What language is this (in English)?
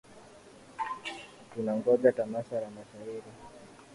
Swahili